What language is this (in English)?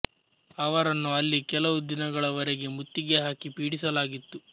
Kannada